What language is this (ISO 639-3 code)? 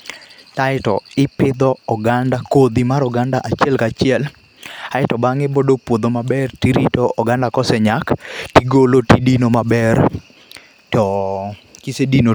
luo